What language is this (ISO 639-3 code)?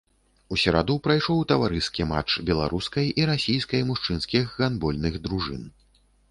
bel